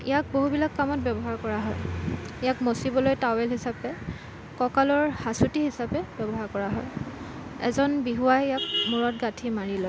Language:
Assamese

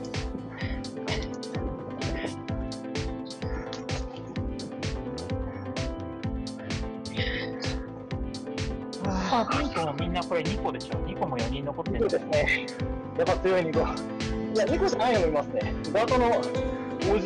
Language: Japanese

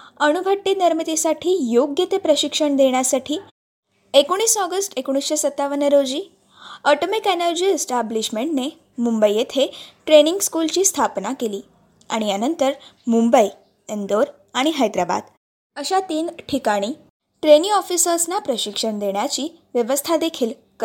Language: Marathi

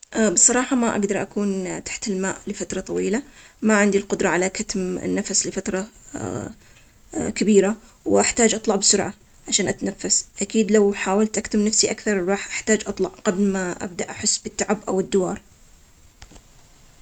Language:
Omani Arabic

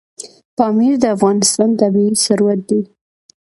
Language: Pashto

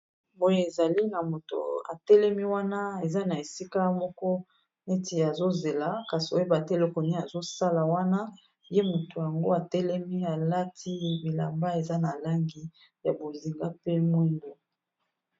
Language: Lingala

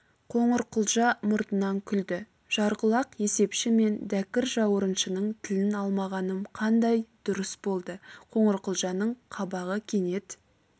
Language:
Kazakh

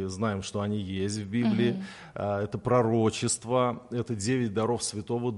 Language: Russian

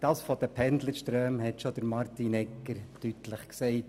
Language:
Swiss German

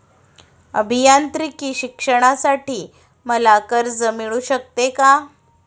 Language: Marathi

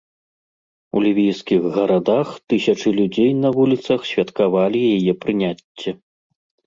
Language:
Belarusian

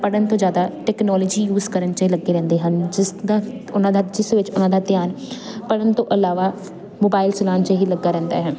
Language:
Punjabi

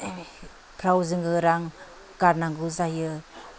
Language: Bodo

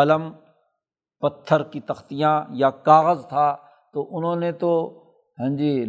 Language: Urdu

